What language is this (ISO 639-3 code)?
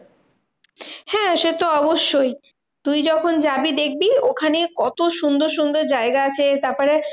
ben